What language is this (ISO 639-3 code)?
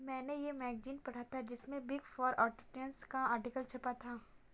hin